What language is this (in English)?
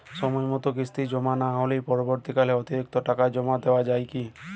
Bangla